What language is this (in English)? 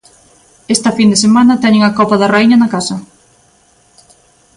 Galician